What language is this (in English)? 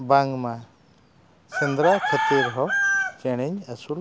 Santali